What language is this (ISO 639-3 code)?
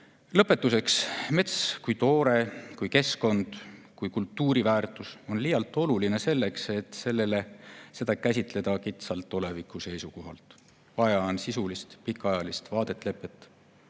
est